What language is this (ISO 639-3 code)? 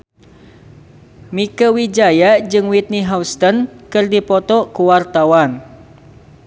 sun